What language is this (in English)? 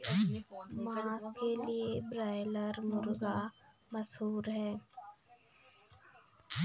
Hindi